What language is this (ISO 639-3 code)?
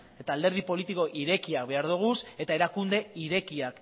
eus